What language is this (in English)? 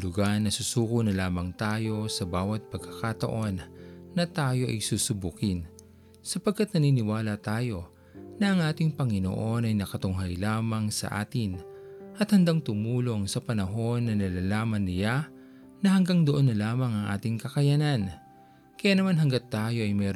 Filipino